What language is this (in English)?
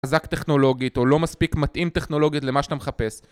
Hebrew